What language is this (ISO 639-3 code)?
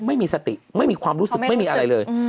tha